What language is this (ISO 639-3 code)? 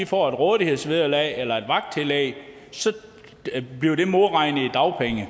dan